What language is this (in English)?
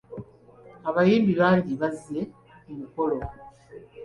Ganda